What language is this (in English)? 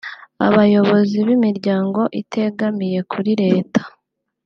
Kinyarwanda